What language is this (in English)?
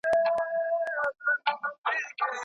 Pashto